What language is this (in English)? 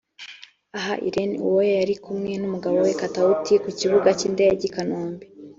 Kinyarwanda